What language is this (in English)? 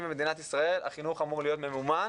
Hebrew